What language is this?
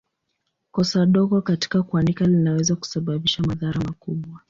Swahili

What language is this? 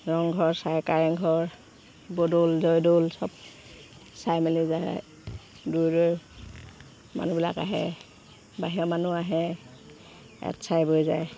Assamese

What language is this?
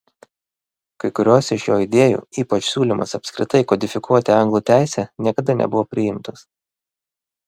Lithuanian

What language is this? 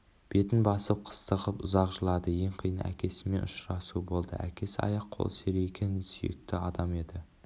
Kazakh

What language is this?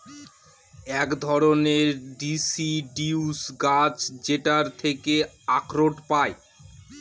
Bangla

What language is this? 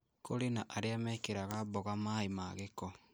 Kikuyu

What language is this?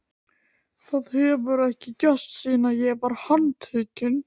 Icelandic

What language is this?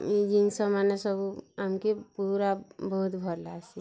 Odia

